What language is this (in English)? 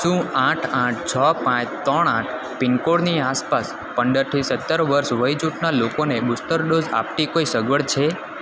Gujarati